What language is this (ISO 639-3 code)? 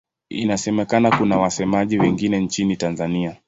swa